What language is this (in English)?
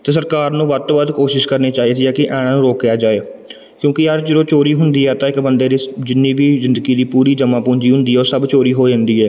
Punjabi